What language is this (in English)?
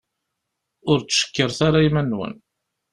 Kabyle